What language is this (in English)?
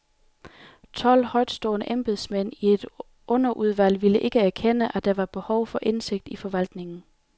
Danish